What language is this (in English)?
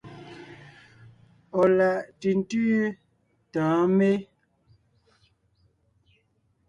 Ngiemboon